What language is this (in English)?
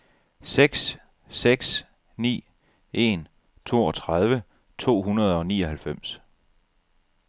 Danish